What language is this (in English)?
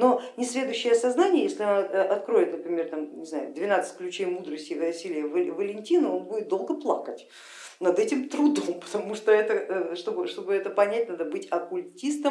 Russian